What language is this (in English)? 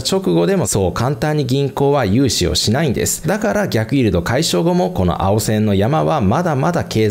Japanese